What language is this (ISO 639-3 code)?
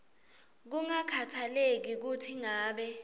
ssw